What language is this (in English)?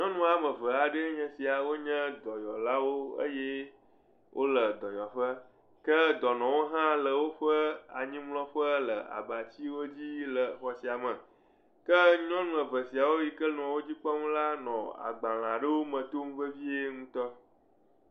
Ewe